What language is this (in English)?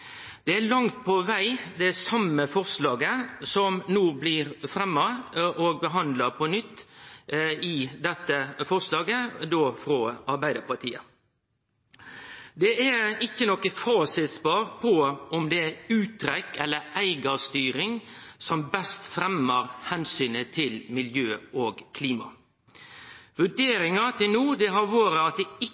Norwegian Nynorsk